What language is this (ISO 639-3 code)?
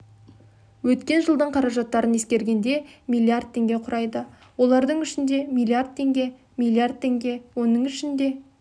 kaz